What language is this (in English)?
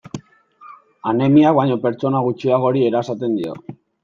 Basque